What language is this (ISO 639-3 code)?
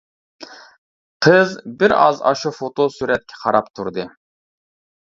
uig